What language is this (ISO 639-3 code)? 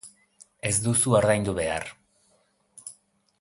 eus